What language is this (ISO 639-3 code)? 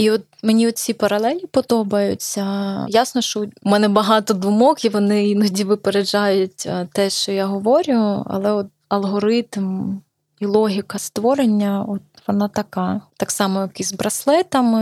ukr